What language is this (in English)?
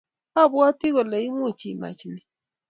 Kalenjin